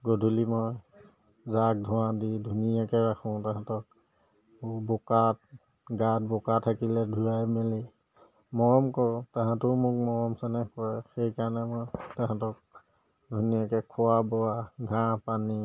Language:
Assamese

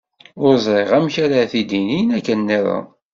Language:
Kabyle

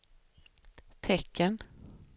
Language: Swedish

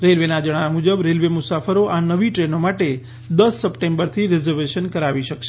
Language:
Gujarati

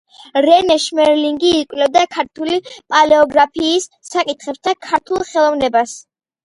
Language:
Georgian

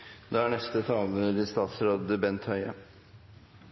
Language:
Norwegian Nynorsk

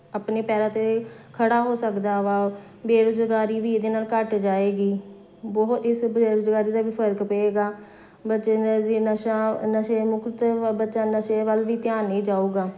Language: Punjabi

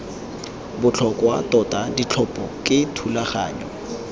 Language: Tswana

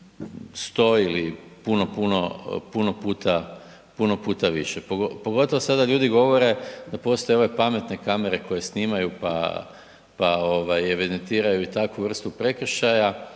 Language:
Croatian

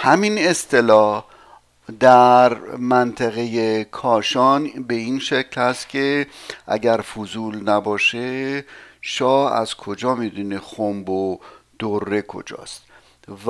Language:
Persian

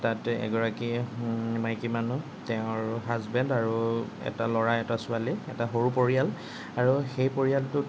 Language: Assamese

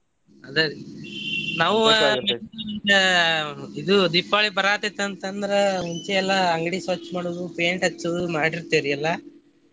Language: Kannada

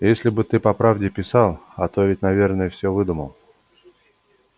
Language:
Russian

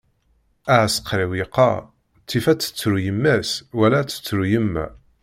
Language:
Kabyle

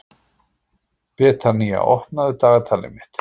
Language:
Icelandic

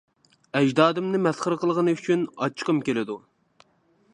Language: Uyghur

